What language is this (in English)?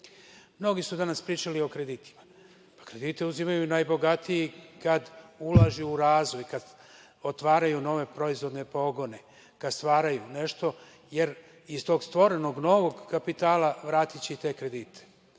Serbian